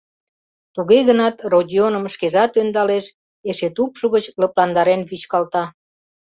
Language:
Mari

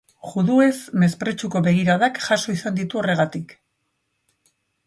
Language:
Basque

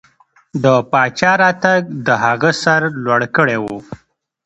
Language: Pashto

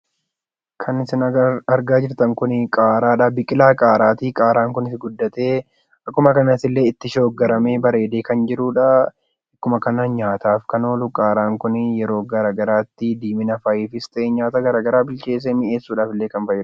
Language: Oromo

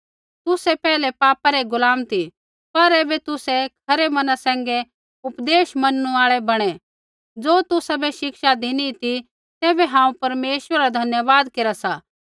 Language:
Kullu Pahari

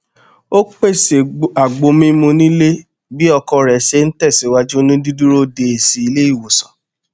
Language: Yoruba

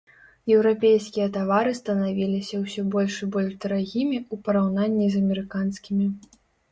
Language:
Belarusian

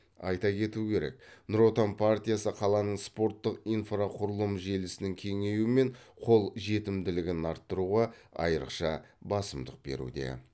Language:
Kazakh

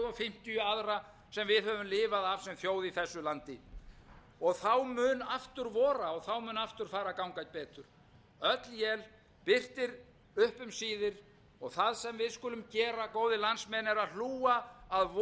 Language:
Icelandic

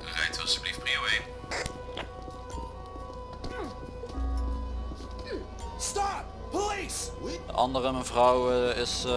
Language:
Dutch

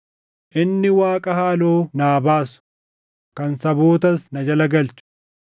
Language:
Oromo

